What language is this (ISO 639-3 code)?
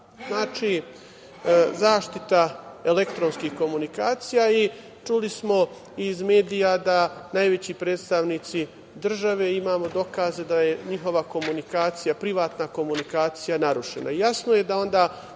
srp